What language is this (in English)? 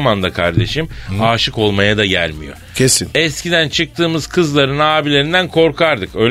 Turkish